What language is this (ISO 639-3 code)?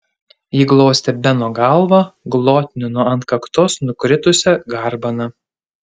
lit